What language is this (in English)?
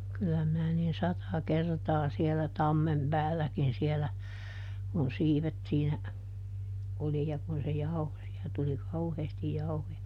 Finnish